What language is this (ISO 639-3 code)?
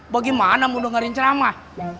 ind